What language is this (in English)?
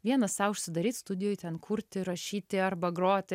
Lithuanian